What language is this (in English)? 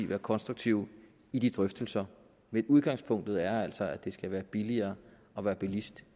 Danish